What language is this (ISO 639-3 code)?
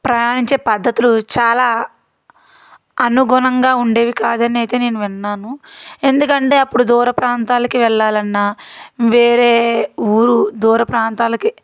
tel